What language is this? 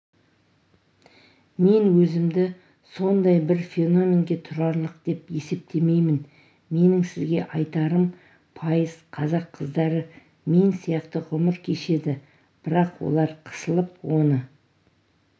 Kazakh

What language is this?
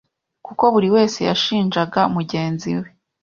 Kinyarwanda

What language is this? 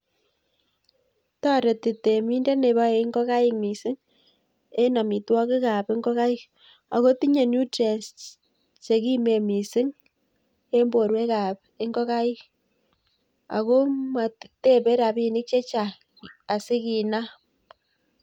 Kalenjin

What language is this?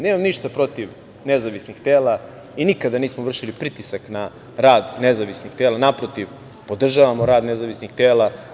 Serbian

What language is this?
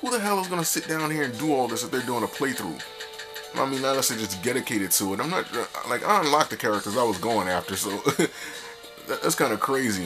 English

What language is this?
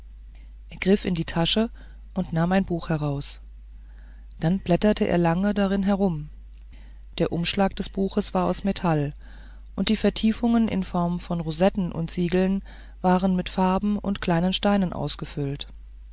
German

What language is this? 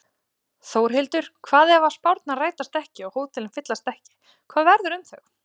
Icelandic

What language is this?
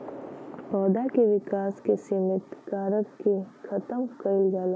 Bhojpuri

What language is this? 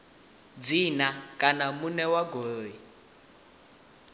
Venda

